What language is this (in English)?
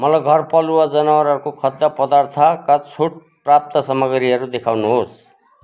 Nepali